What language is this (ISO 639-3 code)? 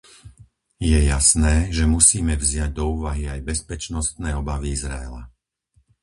slk